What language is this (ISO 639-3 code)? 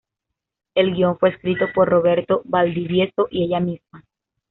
spa